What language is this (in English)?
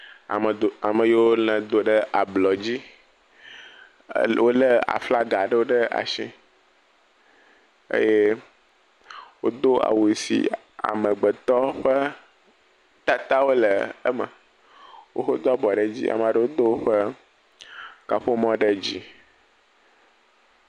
Ewe